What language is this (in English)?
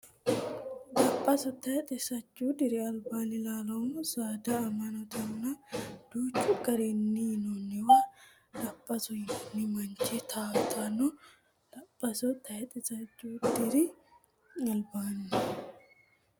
Sidamo